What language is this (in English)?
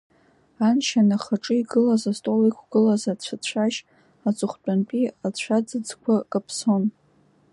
Abkhazian